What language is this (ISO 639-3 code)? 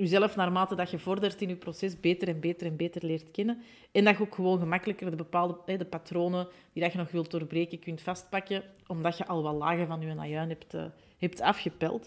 nld